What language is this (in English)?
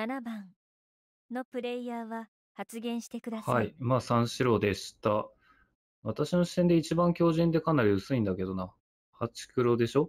Japanese